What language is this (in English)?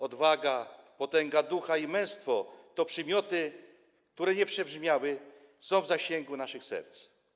Polish